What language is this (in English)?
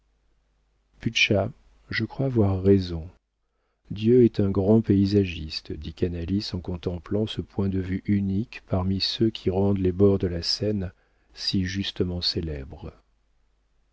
French